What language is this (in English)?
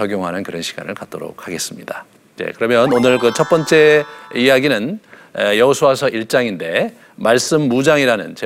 Korean